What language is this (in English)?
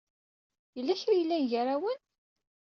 Kabyle